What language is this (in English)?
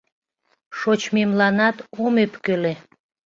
Mari